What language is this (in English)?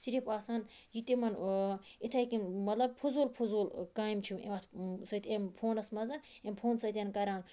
Kashmiri